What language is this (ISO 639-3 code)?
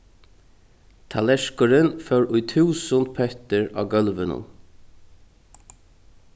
fao